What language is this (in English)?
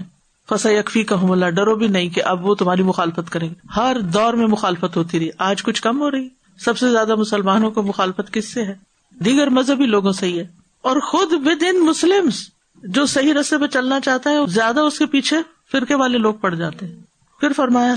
Urdu